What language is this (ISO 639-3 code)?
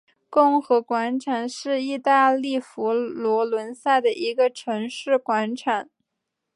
zho